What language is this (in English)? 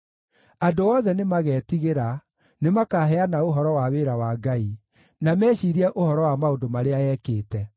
Kikuyu